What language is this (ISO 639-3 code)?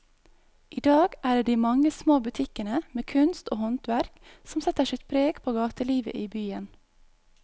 nor